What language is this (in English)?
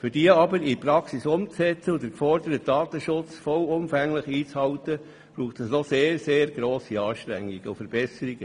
Swiss German